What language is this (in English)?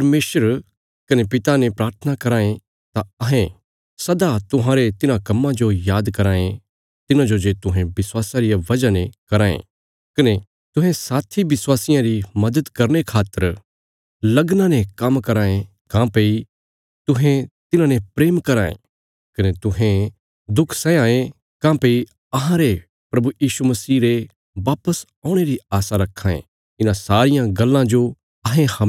Bilaspuri